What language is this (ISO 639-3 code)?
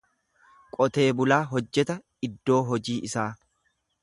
orm